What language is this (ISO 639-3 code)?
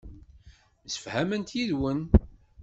kab